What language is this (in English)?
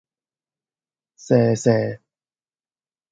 Cantonese